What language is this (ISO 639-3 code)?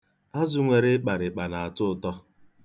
ibo